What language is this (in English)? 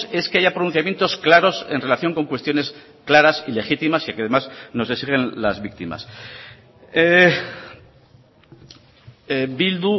Spanish